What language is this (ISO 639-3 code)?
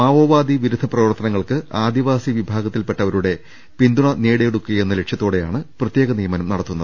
mal